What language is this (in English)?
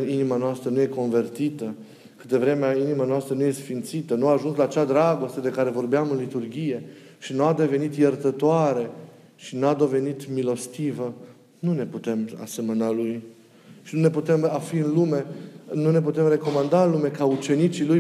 Romanian